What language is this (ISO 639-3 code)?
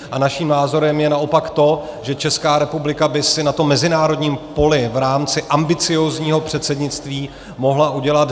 ces